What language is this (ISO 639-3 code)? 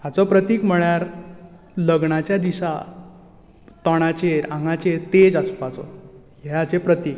kok